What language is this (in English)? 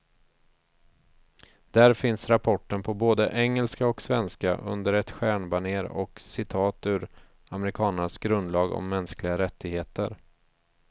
Swedish